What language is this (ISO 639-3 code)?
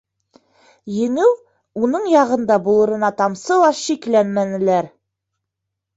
bak